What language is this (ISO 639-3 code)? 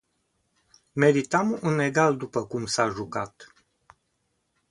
ron